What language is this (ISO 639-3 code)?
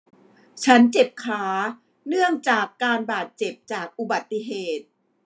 tha